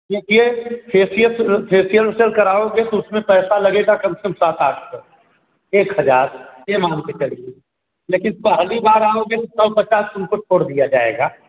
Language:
Hindi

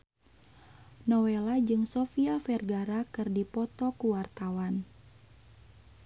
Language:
Sundanese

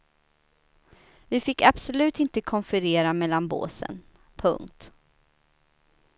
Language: Swedish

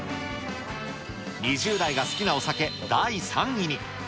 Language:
Japanese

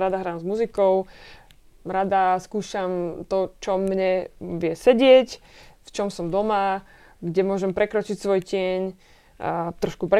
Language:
Slovak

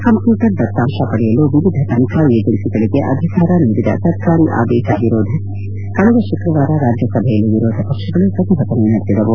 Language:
Kannada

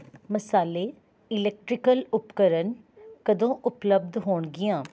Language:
Punjabi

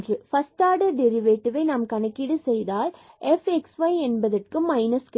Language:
Tamil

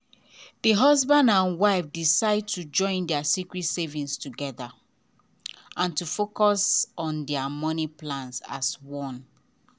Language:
Nigerian Pidgin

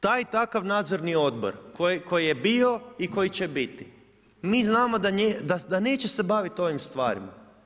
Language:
Croatian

